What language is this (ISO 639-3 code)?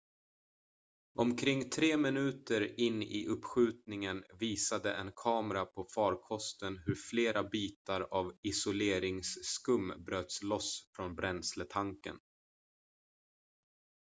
swe